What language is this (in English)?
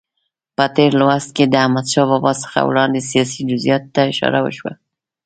Pashto